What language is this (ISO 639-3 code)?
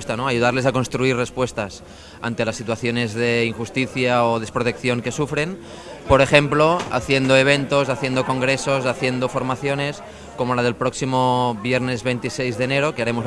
spa